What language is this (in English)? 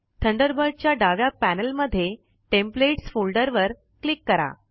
Marathi